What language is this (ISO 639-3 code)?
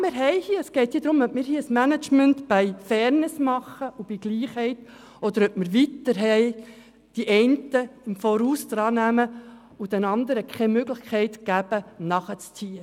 gsw